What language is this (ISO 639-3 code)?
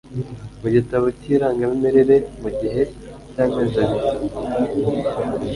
kin